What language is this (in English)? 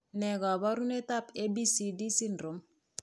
Kalenjin